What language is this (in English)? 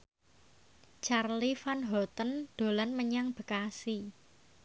Javanese